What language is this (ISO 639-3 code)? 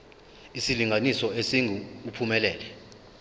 zul